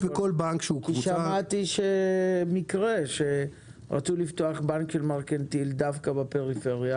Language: Hebrew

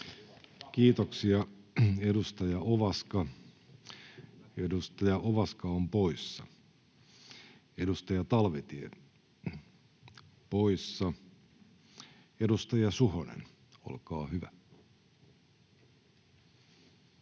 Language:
Finnish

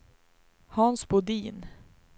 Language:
Swedish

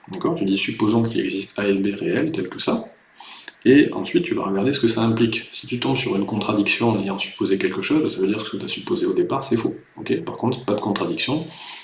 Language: French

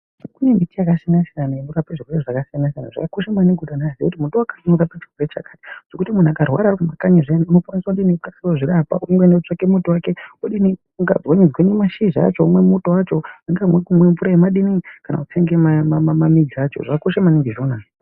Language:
Ndau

